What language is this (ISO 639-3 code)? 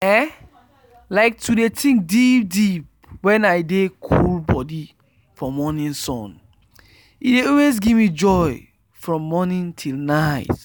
pcm